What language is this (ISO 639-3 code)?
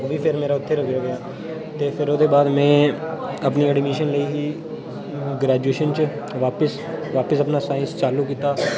doi